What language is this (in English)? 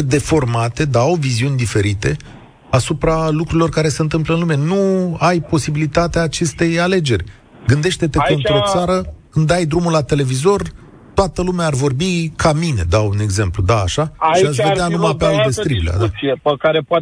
Romanian